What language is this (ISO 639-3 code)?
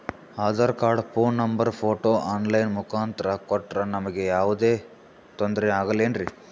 kan